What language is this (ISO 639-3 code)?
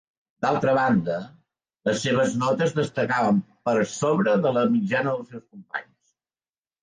cat